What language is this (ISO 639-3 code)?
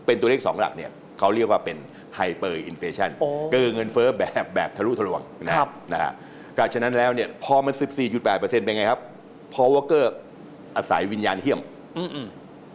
tha